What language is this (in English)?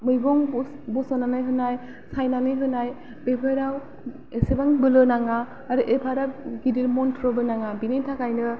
Bodo